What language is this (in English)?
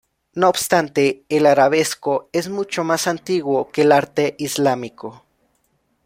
Spanish